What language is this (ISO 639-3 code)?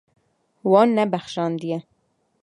kur